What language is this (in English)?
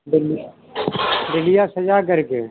Hindi